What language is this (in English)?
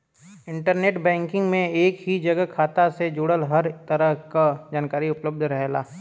Bhojpuri